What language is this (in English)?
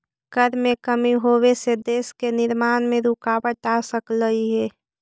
Magahi